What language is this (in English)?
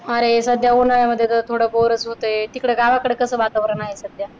Marathi